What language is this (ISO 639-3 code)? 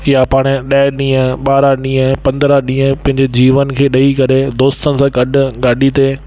snd